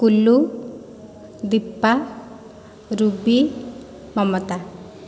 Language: Odia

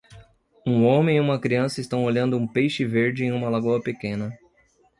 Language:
Portuguese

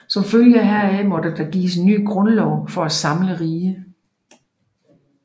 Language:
Danish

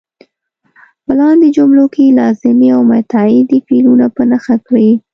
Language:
Pashto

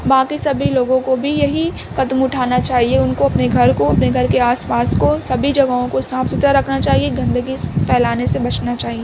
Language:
Urdu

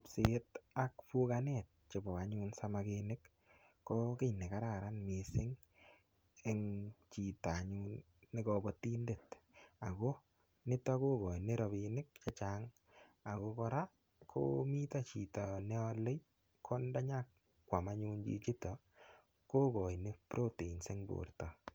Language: Kalenjin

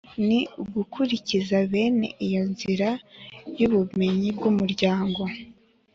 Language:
Kinyarwanda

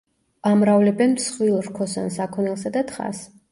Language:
Georgian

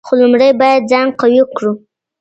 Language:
Pashto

